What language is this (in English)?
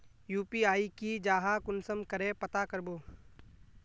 Magahi